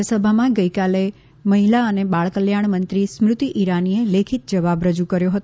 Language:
Gujarati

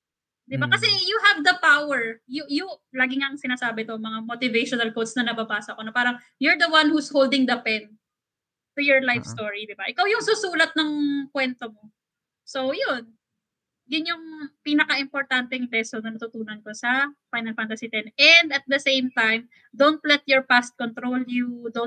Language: Filipino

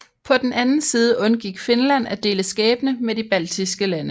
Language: Danish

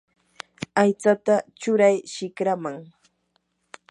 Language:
Yanahuanca Pasco Quechua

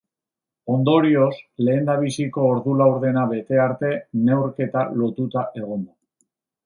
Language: Basque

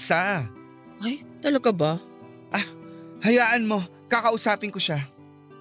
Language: Filipino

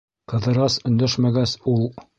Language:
Bashkir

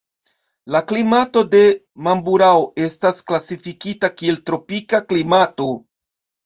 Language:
Esperanto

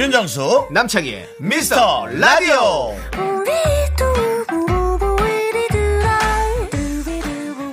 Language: Korean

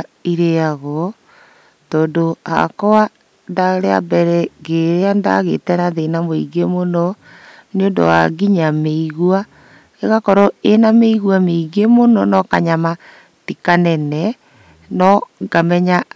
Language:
Kikuyu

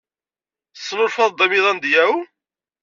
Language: Kabyle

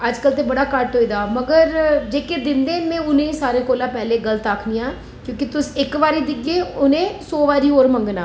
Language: Dogri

